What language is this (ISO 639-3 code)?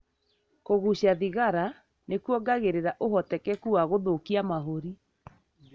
kik